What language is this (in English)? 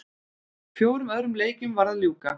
Icelandic